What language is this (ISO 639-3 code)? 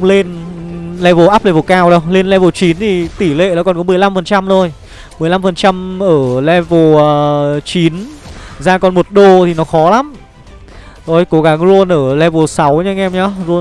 vie